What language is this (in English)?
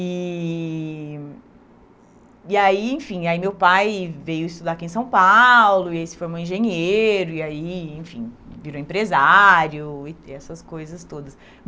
Portuguese